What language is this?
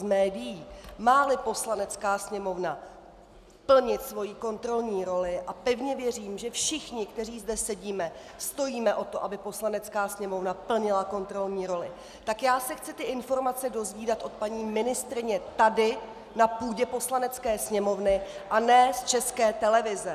Czech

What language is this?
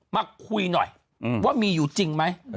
Thai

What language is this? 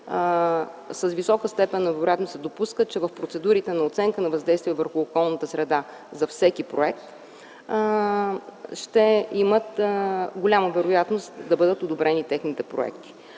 Bulgarian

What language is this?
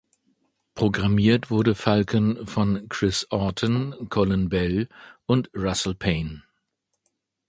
German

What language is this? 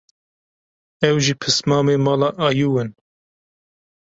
Kurdish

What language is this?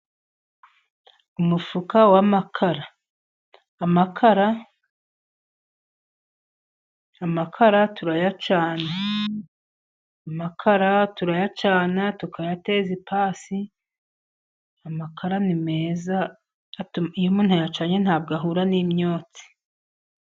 Kinyarwanda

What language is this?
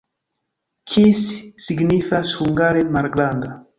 Esperanto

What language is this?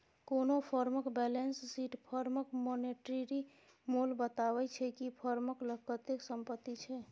Maithili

